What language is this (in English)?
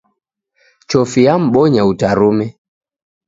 Taita